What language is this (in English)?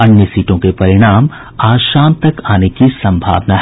Hindi